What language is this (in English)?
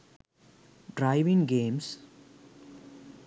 Sinhala